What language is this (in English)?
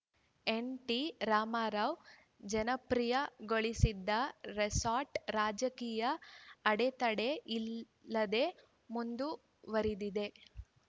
Kannada